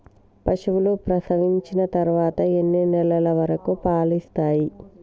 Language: Telugu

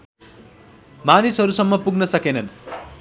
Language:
Nepali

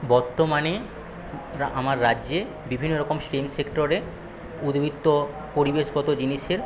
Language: Bangla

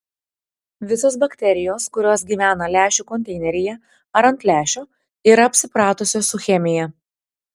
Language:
Lithuanian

